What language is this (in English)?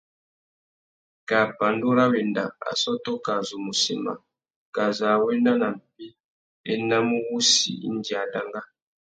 Tuki